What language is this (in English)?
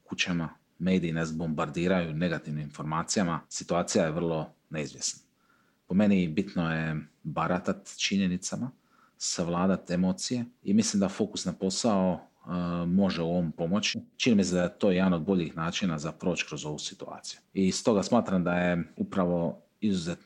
Croatian